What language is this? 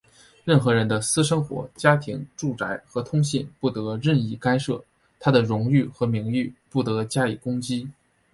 Chinese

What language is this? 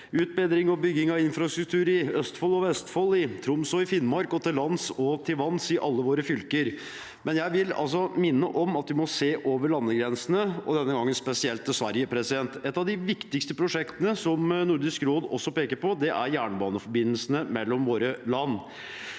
Norwegian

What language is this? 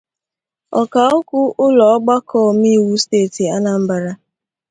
Igbo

